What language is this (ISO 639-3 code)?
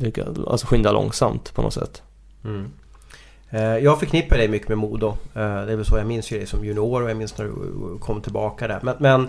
swe